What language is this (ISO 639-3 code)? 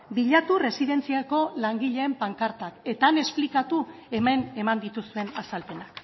eus